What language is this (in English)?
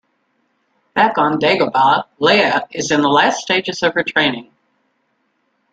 English